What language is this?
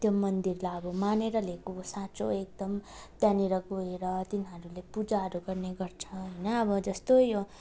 Nepali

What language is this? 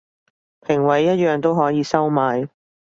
Cantonese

